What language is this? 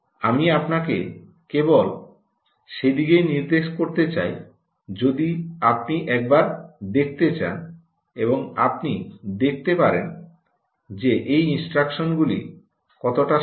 Bangla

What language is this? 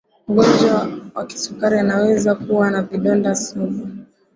Swahili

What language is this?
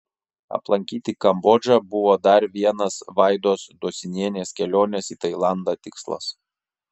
Lithuanian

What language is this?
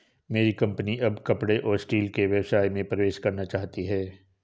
Hindi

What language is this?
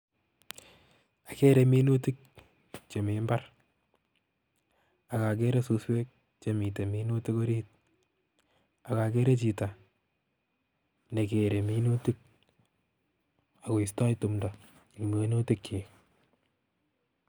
Kalenjin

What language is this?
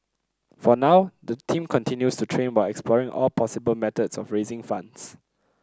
English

